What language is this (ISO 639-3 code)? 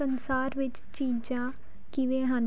pan